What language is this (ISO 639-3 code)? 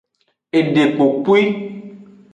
ajg